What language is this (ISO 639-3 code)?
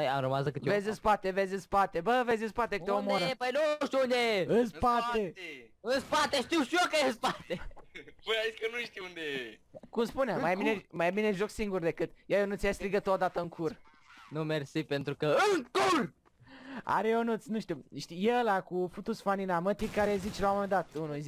ron